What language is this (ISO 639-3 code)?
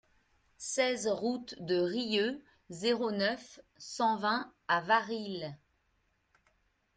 fra